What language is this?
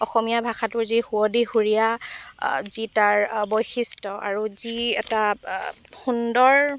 Assamese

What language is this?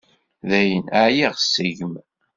Kabyle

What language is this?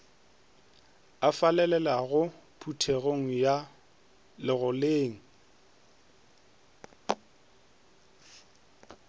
Northern Sotho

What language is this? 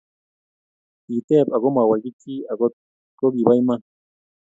Kalenjin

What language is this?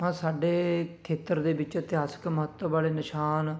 Punjabi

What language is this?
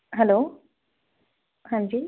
Punjabi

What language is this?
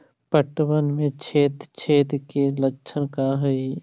Magahi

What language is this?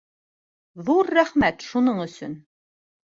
Bashkir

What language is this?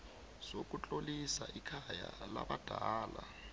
South Ndebele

